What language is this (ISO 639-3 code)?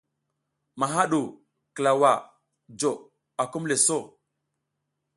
giz